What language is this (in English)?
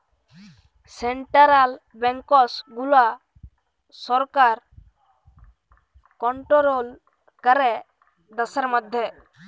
Bangla